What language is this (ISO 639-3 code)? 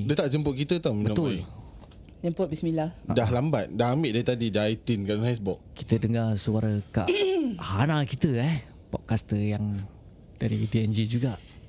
msa